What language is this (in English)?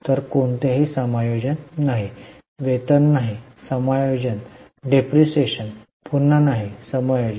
Marathi